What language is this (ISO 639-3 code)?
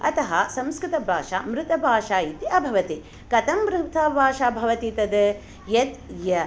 san